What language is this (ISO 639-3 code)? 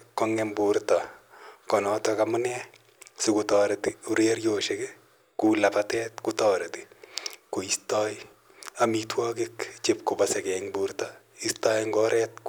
kln